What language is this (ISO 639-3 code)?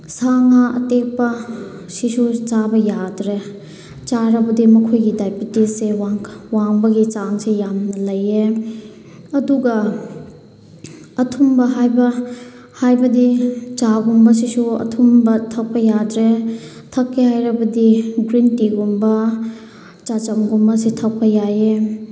mni